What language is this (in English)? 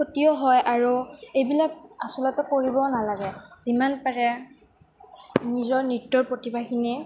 Assamese